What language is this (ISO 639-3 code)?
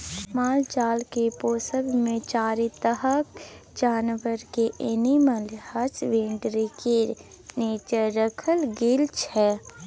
mai